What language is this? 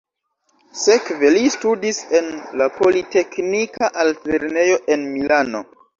Esperanto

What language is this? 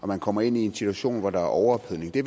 Danish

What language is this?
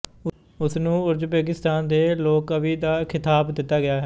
Punjabi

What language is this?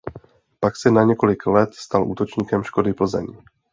Czech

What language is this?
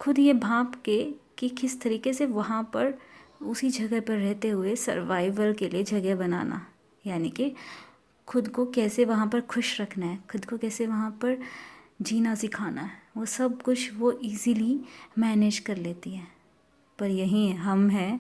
Hindi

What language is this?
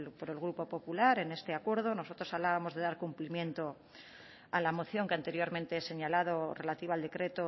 Spanish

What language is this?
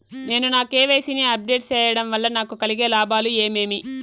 Telugu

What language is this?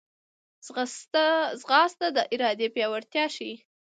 Pashto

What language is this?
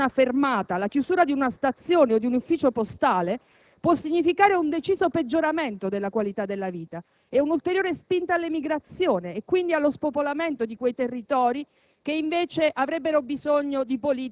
Italian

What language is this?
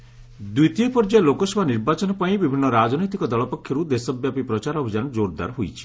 Odia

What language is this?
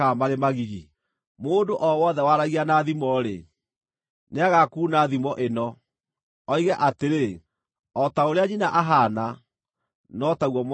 Kikuyu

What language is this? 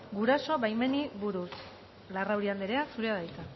Basque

